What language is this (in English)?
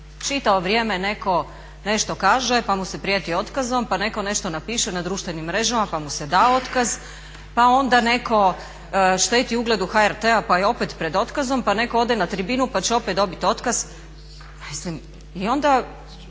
Croatian